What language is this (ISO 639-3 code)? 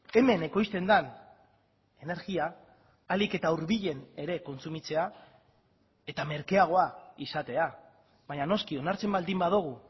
eus